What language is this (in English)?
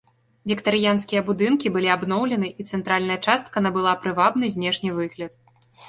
Belarusian